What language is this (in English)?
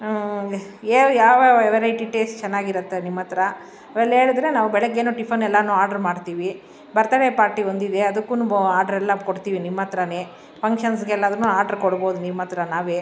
Kannada